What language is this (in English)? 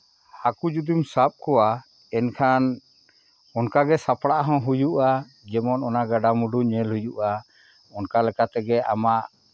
Santali